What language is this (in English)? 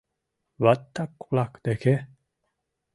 Mari